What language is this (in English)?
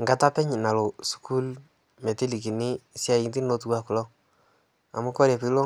Masai